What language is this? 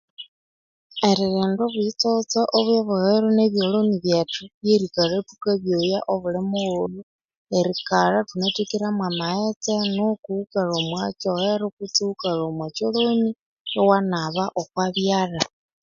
Konzo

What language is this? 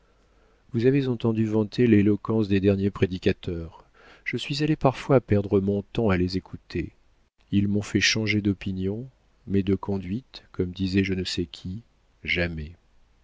French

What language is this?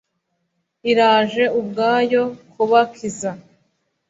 Kinyarwanda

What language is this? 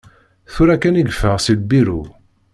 Kabyle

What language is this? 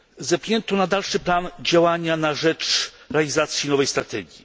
Polish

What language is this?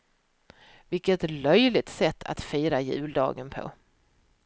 Swedish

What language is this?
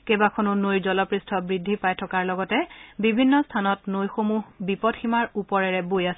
Assamese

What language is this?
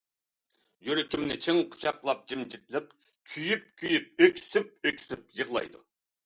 Uyghur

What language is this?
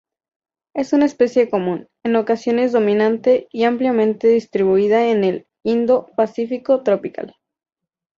Spanish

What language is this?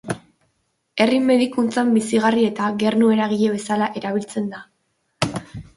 Basque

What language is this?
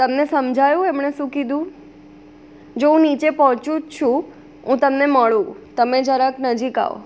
Gujarati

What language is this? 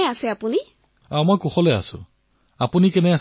Assamese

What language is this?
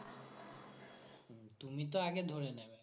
Bangla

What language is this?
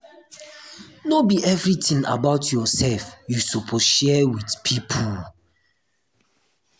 Nigerian Pidgin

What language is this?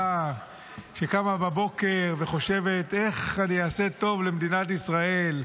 Hebrew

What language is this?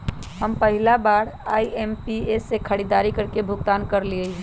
Magahi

